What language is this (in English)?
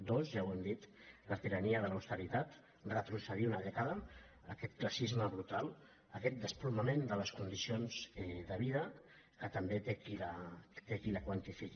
Catalan